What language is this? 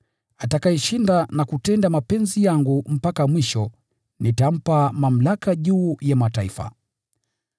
Swahili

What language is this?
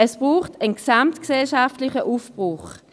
Swiss German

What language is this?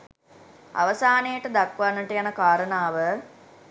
Sinhala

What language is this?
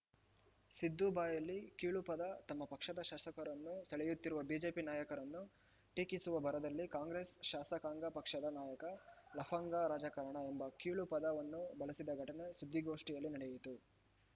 Kannada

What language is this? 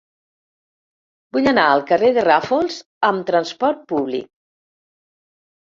Catalan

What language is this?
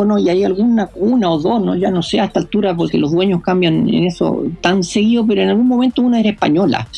Spanish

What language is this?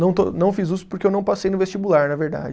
Portuguese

